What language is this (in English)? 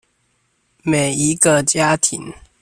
Chinese